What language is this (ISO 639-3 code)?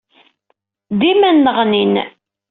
kab